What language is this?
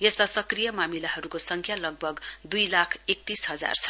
Nepali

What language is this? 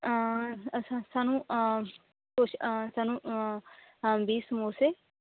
Punjabi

